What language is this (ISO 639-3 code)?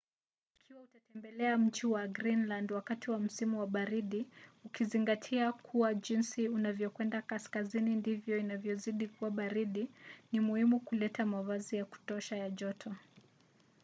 swa